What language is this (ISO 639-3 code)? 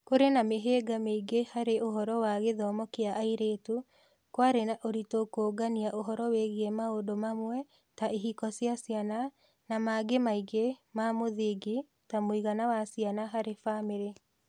kik